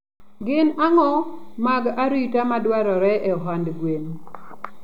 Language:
Luo (Kenya and Tanzania)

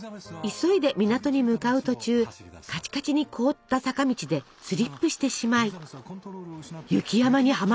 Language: Japanese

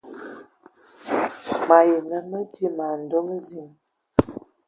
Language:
Ewondo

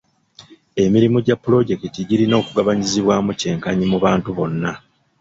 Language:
Ganda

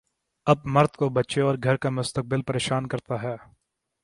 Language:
Urdu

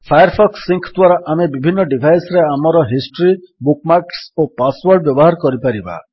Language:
Odia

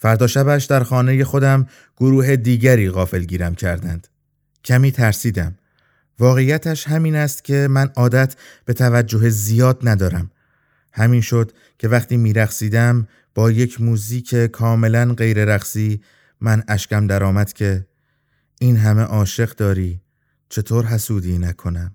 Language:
Persian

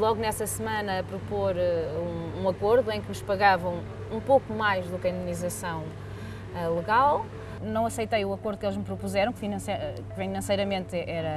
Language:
Portuguese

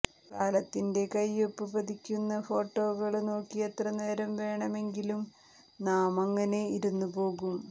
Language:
Malayalam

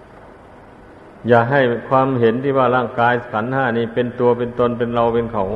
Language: Thai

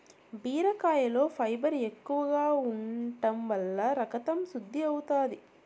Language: Telugu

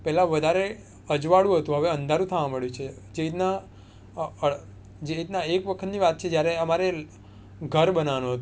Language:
Gujarati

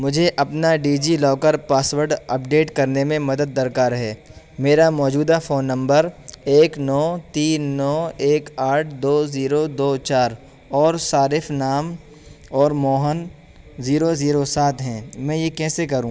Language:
Urdu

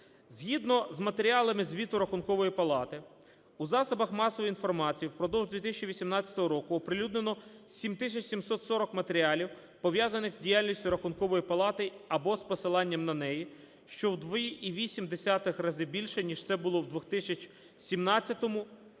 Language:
Ukrainian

